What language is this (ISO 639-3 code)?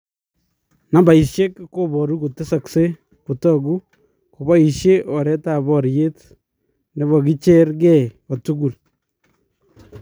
kln